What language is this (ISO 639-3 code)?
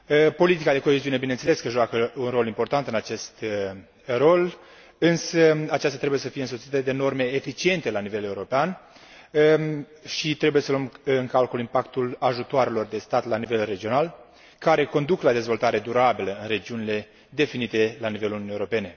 ron